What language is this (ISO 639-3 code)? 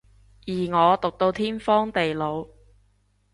yue